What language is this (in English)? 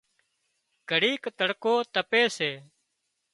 Wadiyara Koli